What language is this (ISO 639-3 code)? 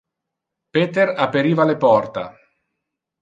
ina